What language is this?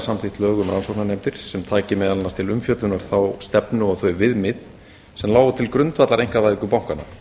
Icelandic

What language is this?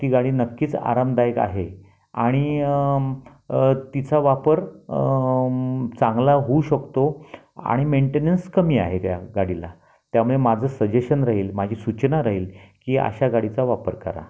Marathi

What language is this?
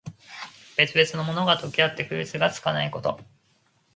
Japanese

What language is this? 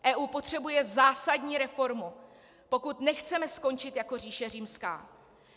Czech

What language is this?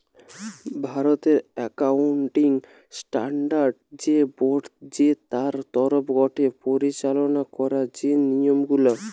Bangla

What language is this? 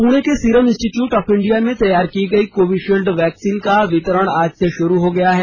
Hindi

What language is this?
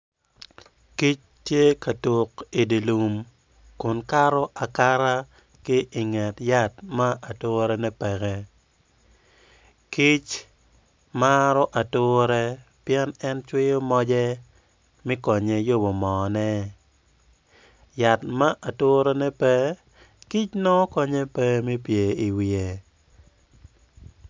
Acoli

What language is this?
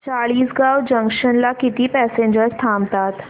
Marathi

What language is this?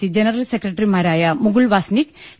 Malayalam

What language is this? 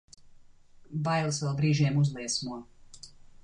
Latvian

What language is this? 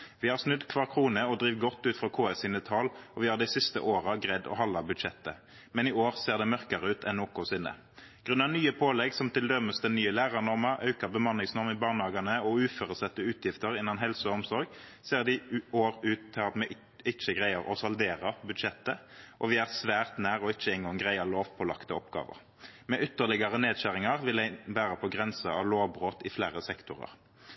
Norwegian Nynorsk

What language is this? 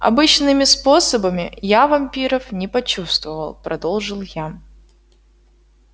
Russian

